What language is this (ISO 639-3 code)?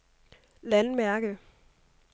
dan